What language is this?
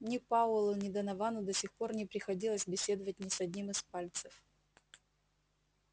Russian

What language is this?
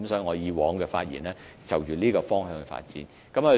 Cantonese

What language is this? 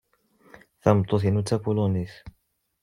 Kabyle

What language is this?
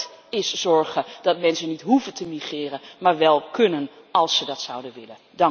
Dutch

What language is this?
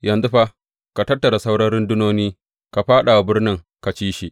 Hausa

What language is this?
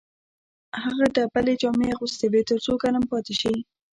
Pashto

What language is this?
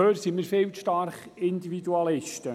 Swiss German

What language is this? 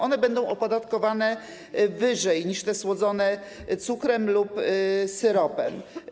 Polish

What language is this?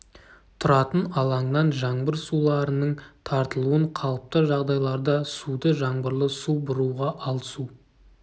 Kazakh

